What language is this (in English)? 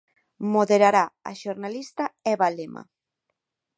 Galician